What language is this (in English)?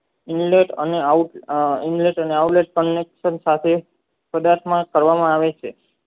Gujarati